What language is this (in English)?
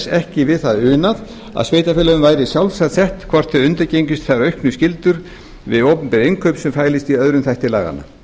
Icelandic